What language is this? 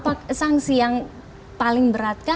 Indonesian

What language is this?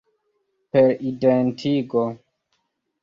Esperanto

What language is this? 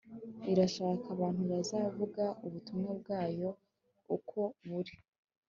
Kinyarwanda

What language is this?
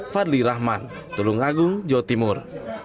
Indonesian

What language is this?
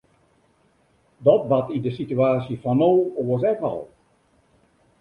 Western Frisian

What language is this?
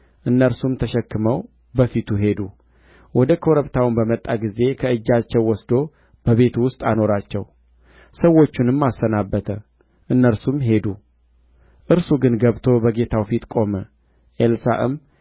Amharic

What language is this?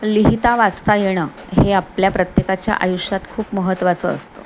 Marathi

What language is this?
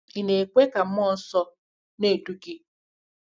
Igbo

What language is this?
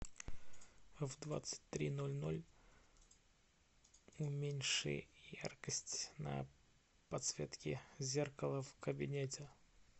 Russian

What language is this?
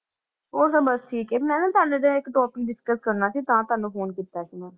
Punjabi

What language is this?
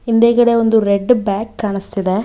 Kannada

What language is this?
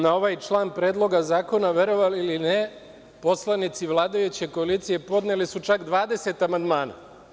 Serbian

